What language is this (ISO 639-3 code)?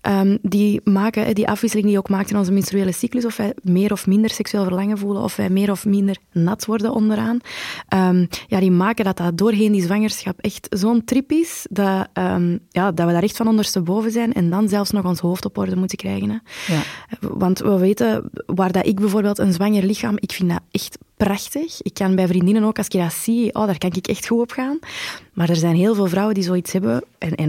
nld